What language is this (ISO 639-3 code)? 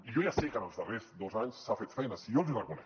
cat